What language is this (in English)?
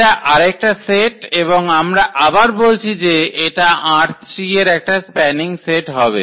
Bangla